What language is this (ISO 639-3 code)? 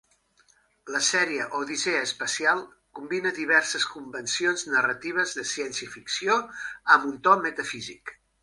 cat